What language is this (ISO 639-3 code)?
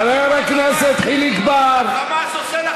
heb